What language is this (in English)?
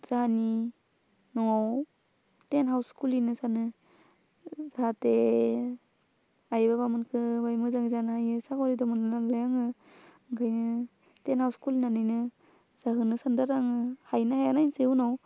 Bodo